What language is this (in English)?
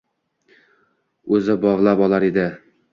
Uzbek